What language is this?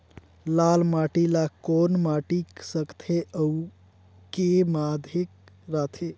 Chhattisgarhi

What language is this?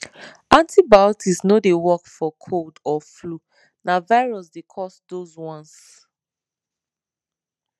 Nigerian Pidgin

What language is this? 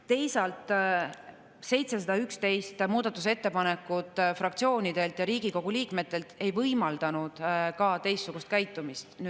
Estonian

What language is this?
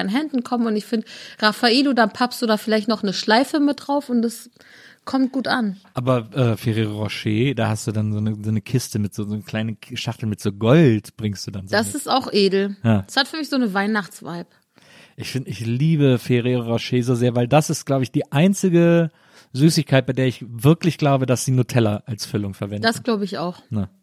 German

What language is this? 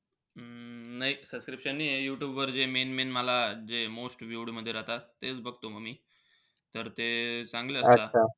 Marathi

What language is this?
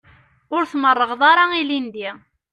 Kabyle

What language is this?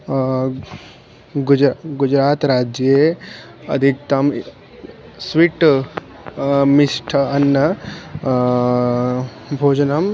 Sanskrit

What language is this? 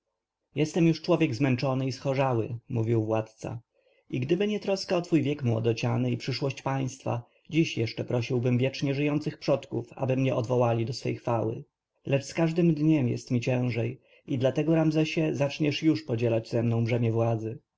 Polish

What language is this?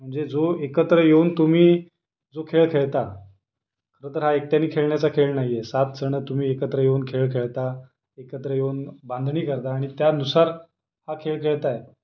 Marathi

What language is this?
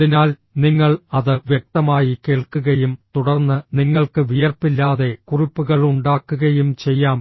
Malayalam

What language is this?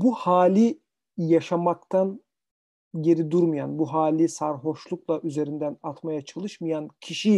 Turkish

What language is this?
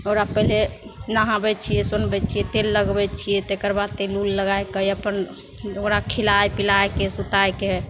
Maithili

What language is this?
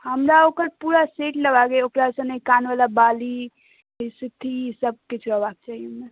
Maithili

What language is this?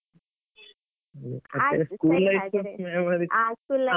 Kannada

